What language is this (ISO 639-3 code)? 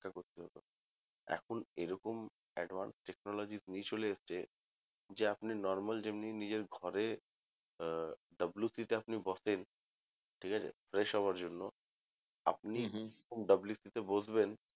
ben